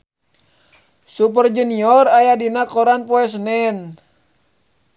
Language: Sundanese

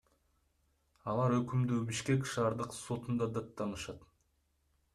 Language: Kyrgyz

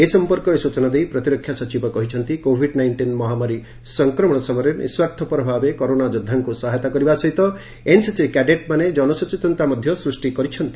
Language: Odia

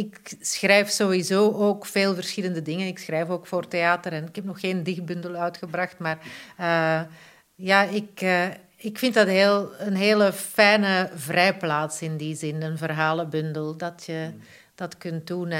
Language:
Dutch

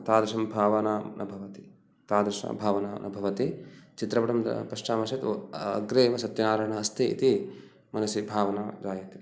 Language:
Sanskrit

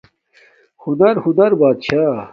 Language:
Domaaki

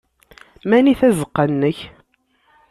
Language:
Kabyle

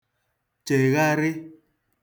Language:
Igbo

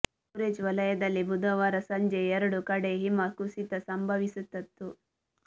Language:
Kannada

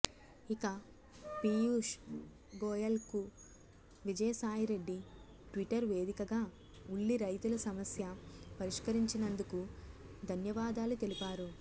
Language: Telugu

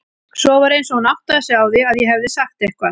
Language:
Icelandic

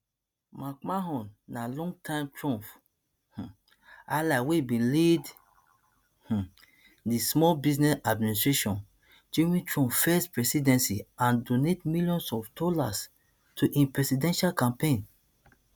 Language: Nigerian Pidgin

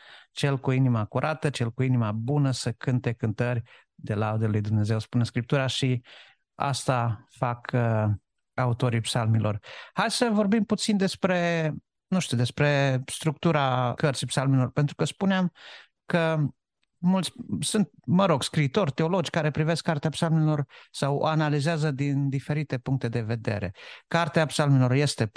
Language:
Romanian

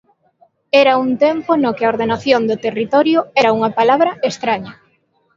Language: Galician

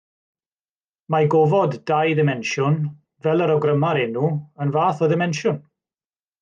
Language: Welsh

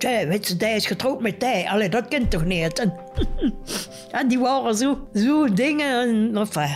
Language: Dutch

